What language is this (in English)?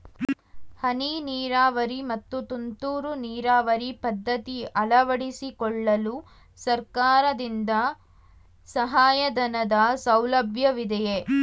Kannada